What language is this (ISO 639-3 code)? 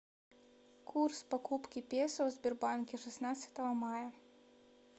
rus